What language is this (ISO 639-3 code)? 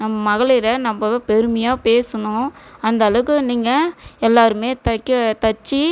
tam